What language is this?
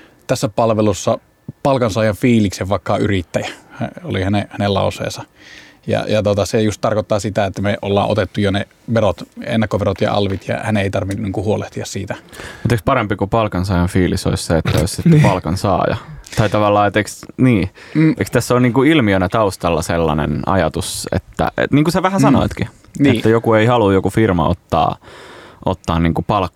Finnish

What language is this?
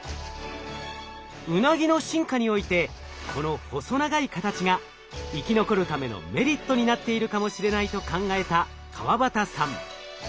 Japanese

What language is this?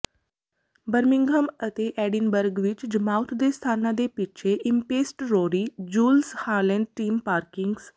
Punjabi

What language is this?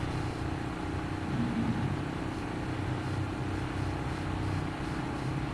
Vietnamese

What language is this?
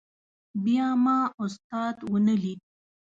Pashto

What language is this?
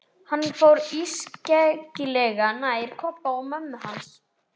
Icelandic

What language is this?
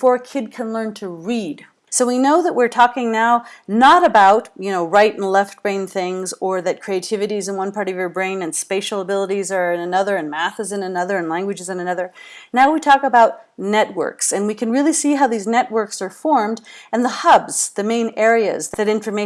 English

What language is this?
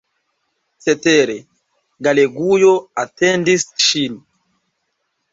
Esperanto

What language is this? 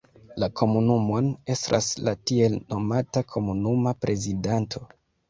Esperanto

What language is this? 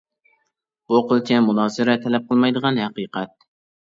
Uyghur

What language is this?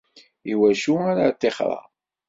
Kabyle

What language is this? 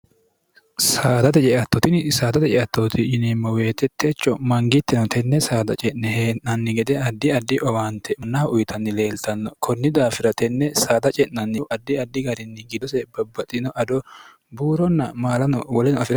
Sidamo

